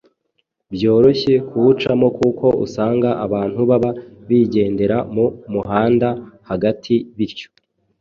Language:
Kinyarwanda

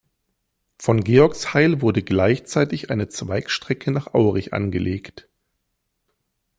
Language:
German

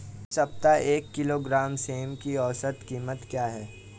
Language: Hindi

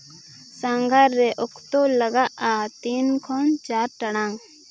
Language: Santali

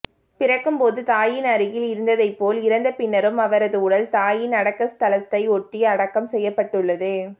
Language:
Tamil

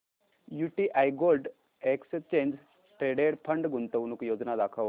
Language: Marathi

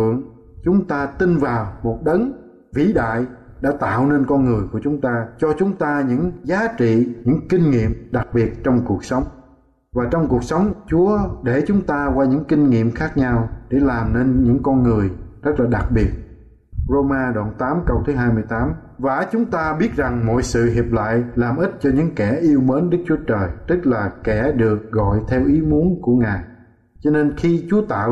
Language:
Vietnamese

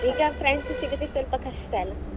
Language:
Kannada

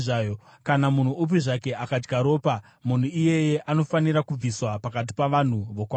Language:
Shona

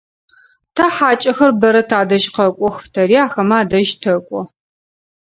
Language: Adyghe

